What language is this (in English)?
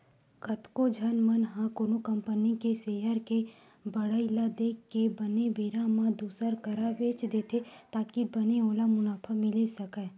Chhattisgarhi